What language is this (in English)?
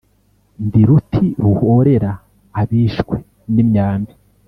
Kinyarwanda